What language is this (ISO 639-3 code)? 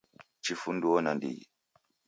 dav